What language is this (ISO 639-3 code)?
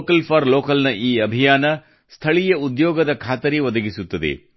kan